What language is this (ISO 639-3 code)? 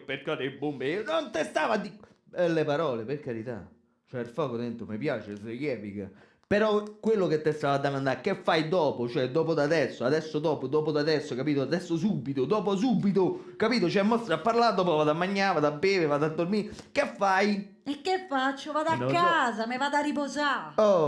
ita